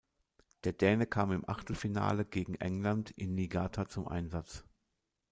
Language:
German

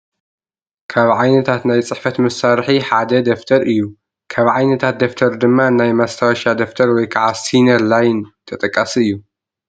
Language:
Tigrinya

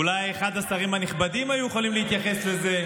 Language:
Hebrew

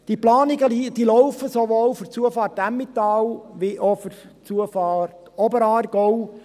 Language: Swiss German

